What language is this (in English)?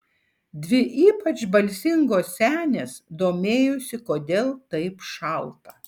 Lithuanian